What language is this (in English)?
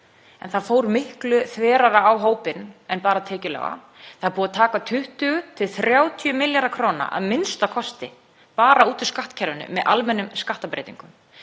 Icelandic